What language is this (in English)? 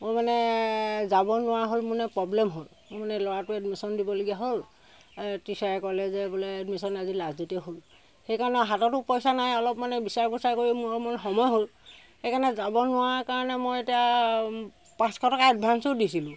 Assamese